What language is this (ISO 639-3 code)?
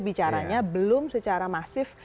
ind